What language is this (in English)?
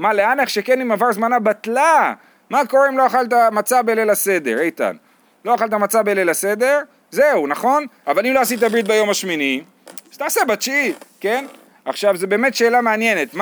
Hebrew